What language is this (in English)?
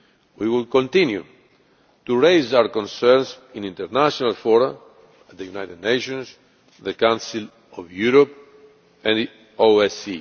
English